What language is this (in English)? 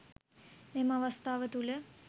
Sinhala